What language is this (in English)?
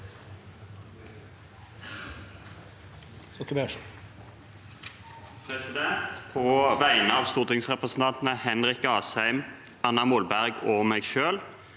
Norwegian